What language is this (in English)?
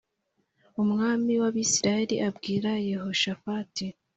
Kinyarwanda